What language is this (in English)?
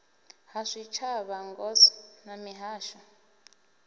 Venda